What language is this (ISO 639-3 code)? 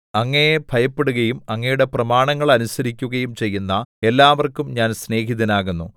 mal